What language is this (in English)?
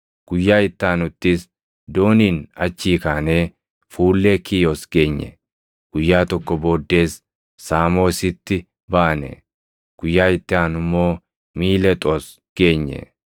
Oromo